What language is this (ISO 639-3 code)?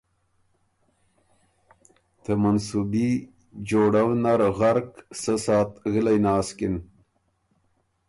oru